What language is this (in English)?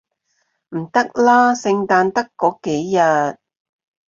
Cantonese